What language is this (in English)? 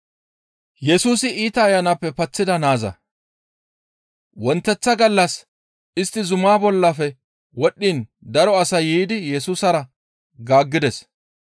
Gamo